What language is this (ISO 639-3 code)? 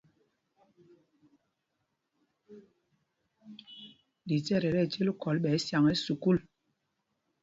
mgg